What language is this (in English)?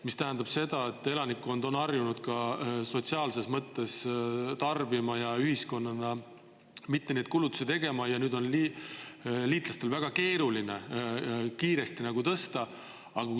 Estonian